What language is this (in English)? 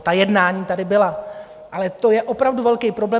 Czech